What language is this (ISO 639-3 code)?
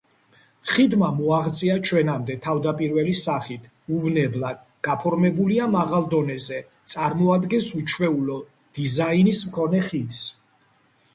kat